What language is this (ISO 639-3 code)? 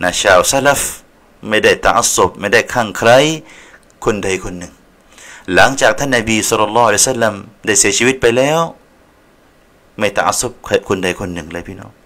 tha